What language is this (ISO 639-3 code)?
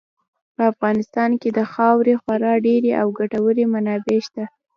pus